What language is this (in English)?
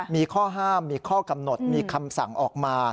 Thai